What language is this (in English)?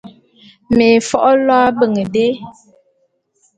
Bulu